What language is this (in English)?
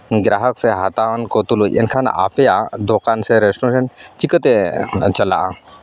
Santali